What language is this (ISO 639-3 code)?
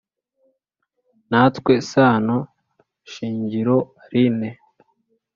kin